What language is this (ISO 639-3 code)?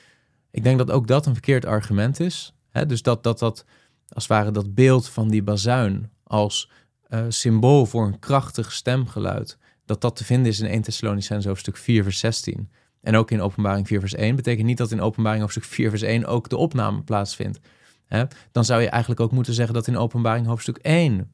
nld